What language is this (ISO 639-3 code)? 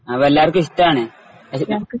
mal